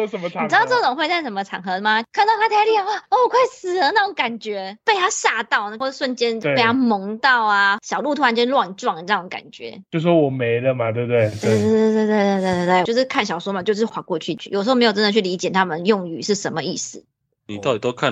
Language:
Chinese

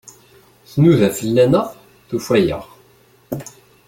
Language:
Kabyle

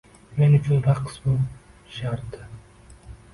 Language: Uzbek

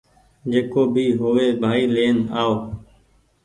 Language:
Goaria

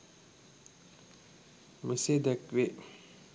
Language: Sinhala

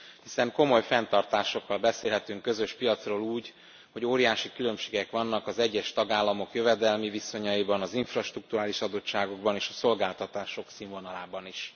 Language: Hungarian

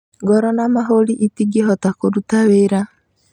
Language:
Kikuyu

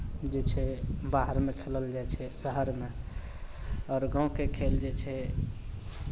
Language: Maithili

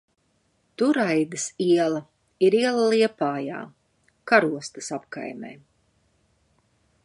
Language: Latvian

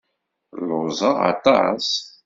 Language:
Kabyle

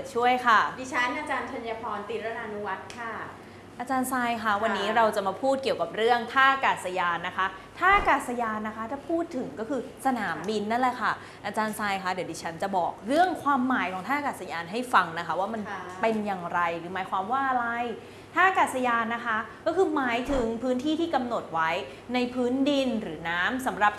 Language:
Thai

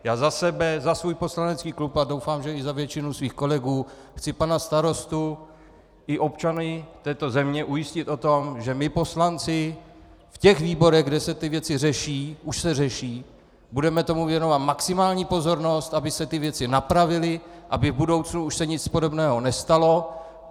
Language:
Czech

